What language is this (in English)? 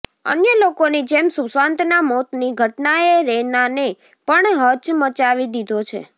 Gujarati